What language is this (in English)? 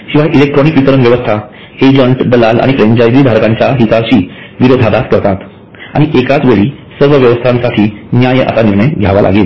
Marathi